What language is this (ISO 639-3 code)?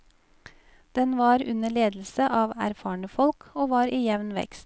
nor